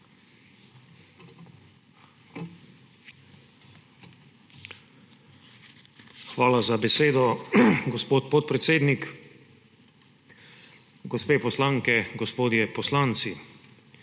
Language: Slovenian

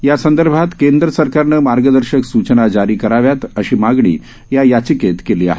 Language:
Marathi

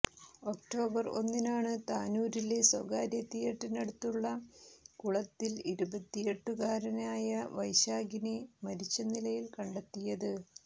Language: Malayalam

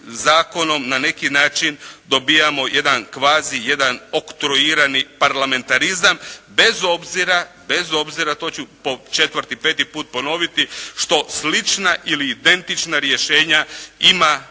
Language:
Croatian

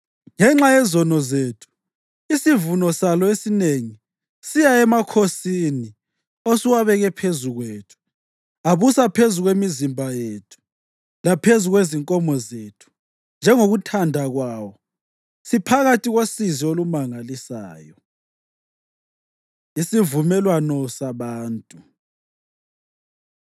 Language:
North Ndebele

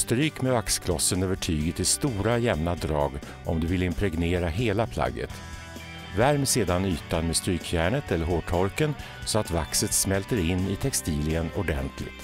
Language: Swedish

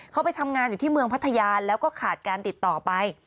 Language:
Thai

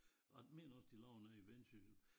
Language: Danish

